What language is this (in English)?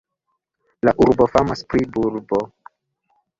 Esperanto